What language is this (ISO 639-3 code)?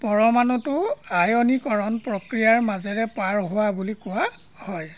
asm